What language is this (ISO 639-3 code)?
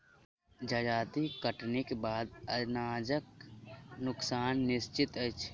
mai